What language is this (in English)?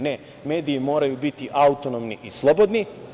Serbian